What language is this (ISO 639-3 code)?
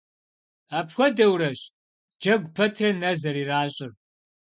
kbd